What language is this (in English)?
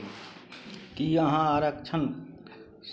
Maithili